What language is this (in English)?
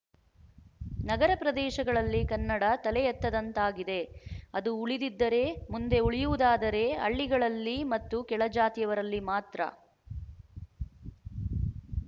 Kannada